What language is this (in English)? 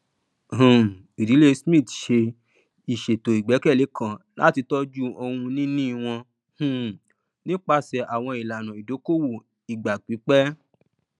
Yoruba